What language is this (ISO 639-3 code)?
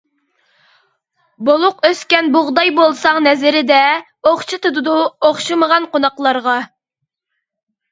uig